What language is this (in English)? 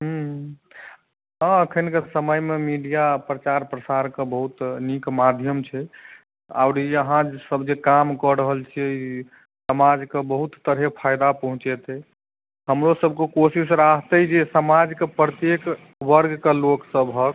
Maithili